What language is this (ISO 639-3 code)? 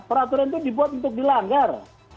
ind